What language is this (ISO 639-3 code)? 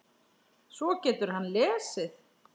isl